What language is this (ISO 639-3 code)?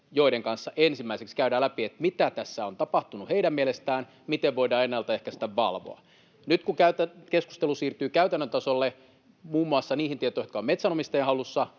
fin